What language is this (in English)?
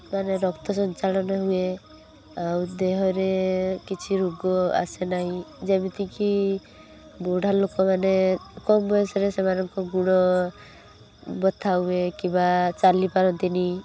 Odia